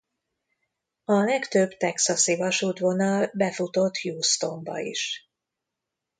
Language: Hungarian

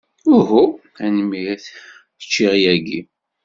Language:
Kabyle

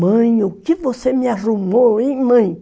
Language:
Portuguese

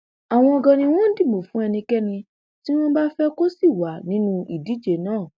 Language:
Yoruba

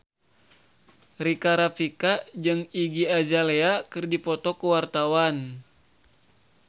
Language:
Sundanese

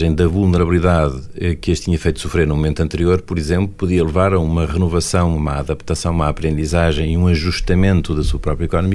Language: Portuguese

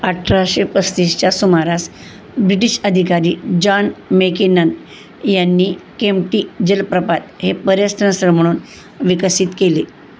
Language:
Marathi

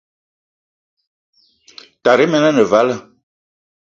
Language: Eton (Cameroon)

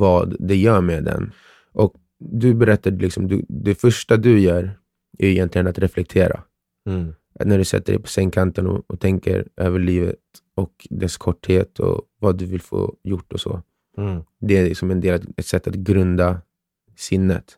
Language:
Swedish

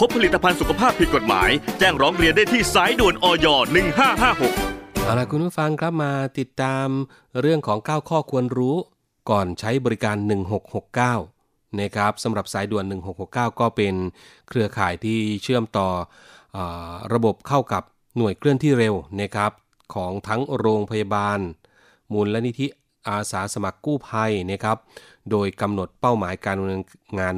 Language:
Thai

